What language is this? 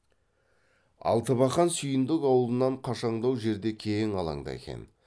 Kazakh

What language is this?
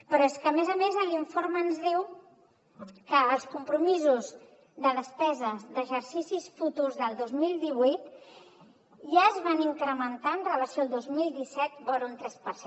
Catalan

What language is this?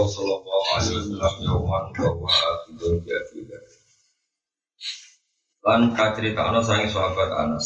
Malay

